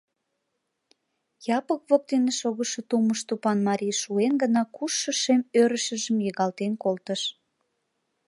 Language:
Mari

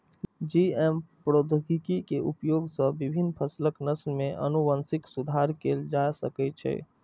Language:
Maithili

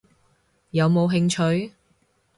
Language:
Cantonese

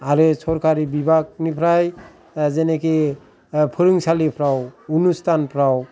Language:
Bodo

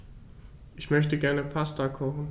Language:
German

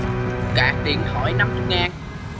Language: Vietnamese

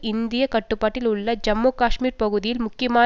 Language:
Tamil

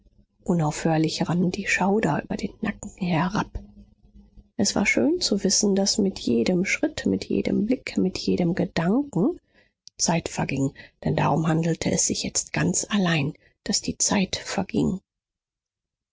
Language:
German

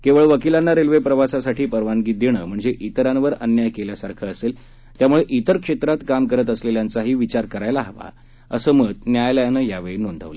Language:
Marathi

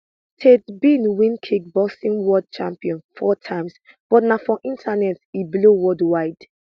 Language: Nigerian Pidgin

